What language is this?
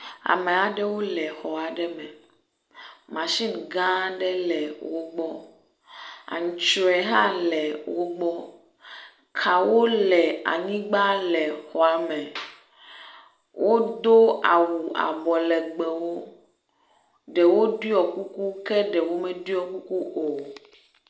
Ewe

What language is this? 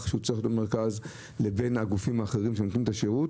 Hebrew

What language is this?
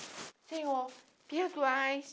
Portuguese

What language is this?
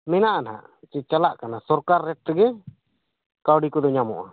Santali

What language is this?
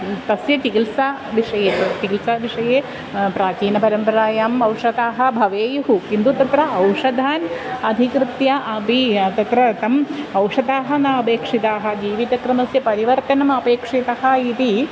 Sanskrit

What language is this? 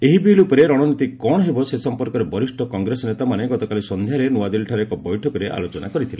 Odia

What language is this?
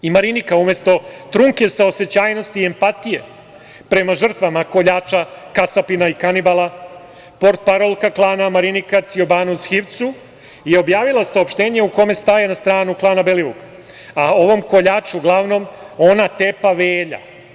Serbian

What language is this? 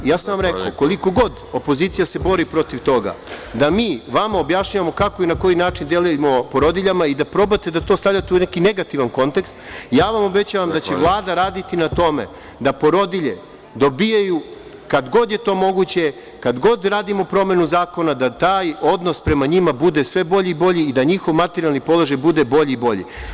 Serbian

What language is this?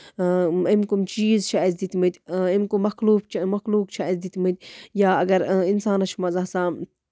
Kashmiri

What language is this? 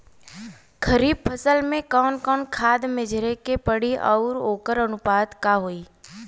Bhojpuri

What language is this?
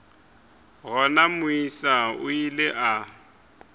Northern Sotho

